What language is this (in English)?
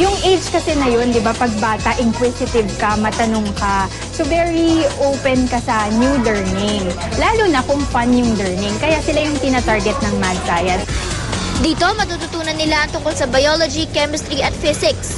Filipino